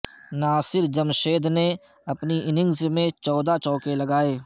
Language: Urdu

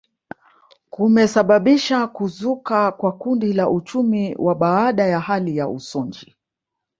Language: Swahili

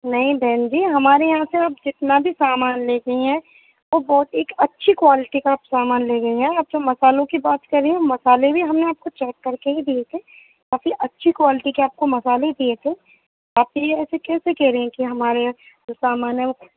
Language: Urdu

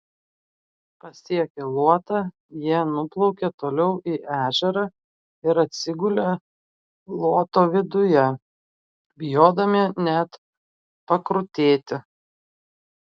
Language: Lithuanian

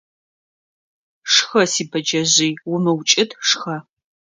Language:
Adyghe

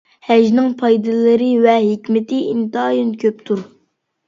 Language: Uyghur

